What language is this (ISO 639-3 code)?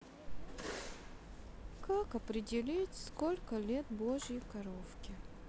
rus